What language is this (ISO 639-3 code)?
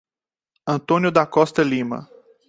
por